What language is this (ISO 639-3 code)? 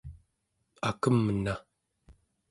esu